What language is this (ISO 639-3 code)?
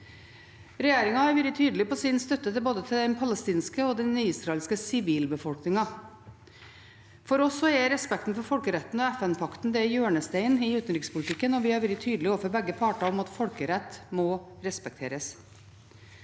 nor